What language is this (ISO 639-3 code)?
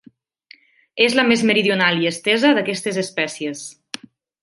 cat